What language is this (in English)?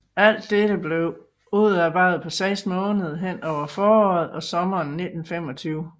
Danish